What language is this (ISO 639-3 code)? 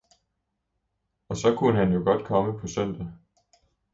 dan